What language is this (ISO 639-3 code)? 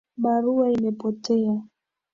swa